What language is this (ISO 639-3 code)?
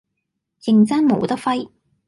yue